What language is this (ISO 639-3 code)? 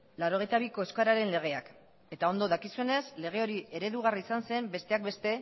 eus